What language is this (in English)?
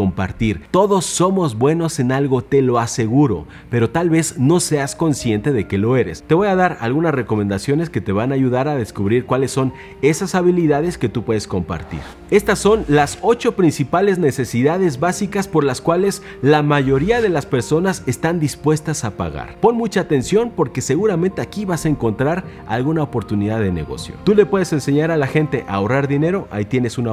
Spanish